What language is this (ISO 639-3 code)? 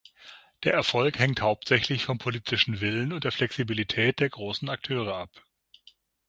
deu